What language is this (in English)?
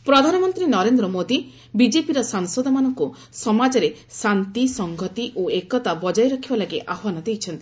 Odia